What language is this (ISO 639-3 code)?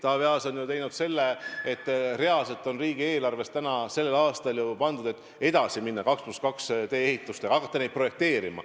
est